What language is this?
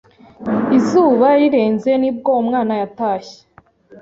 Kinyarwanda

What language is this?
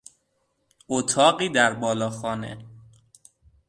Persian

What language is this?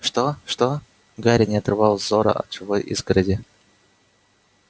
Russian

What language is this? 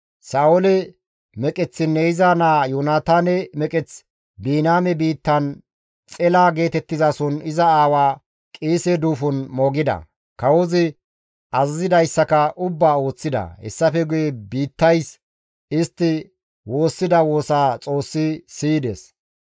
Gamo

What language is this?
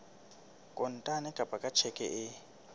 Southern Sotho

